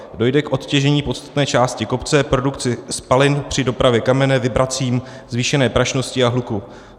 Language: Czech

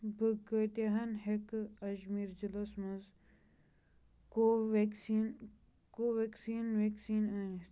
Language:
Kashmiri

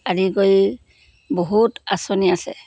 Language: Assamese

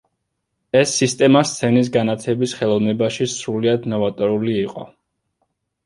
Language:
Georgian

